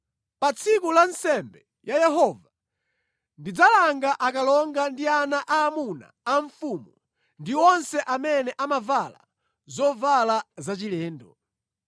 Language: Nyanja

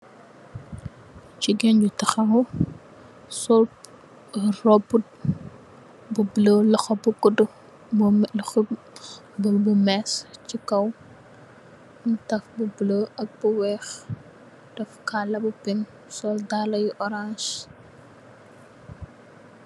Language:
Wolof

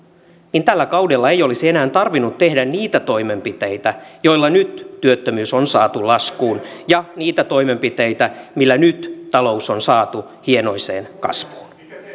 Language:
Finnish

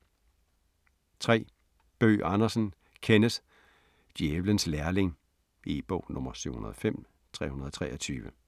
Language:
Danish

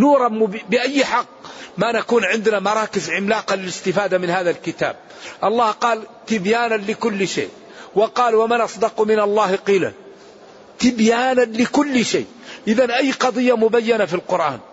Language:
Arabic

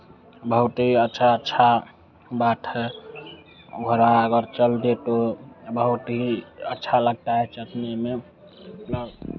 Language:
Hindi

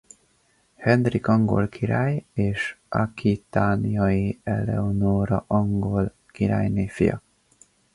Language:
Hungarian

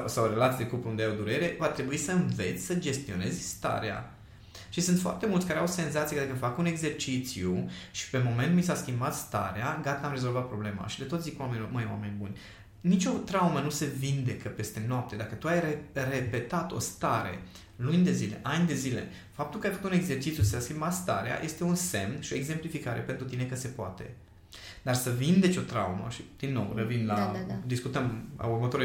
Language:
Romanian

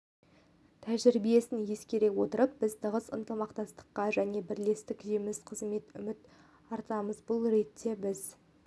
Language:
Kazakh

